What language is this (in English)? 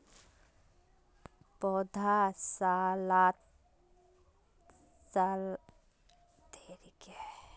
Magahi